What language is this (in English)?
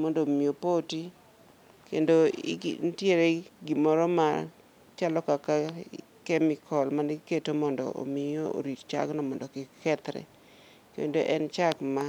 Luo (Kenya and Tanzania)